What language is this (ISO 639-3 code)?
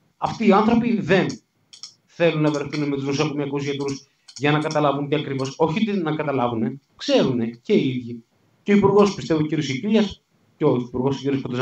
ell